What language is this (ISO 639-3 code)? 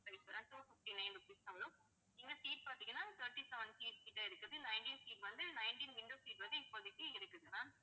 tam